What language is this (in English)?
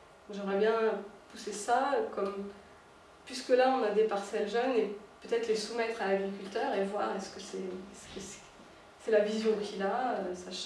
French